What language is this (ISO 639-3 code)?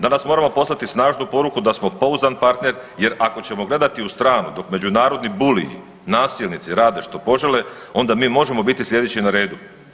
hrv